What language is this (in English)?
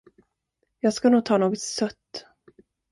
Swedish